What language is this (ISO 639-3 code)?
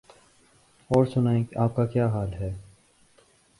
urd